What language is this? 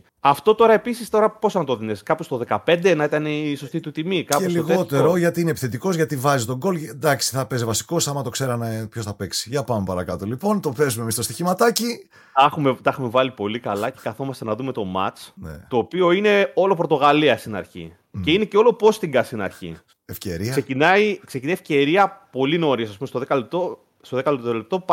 Greek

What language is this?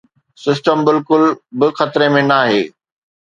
Sindhi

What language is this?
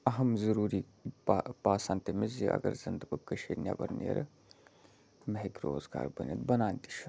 Kashmiri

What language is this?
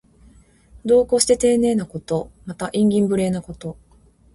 Japanese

